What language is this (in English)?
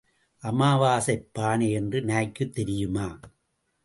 Tamil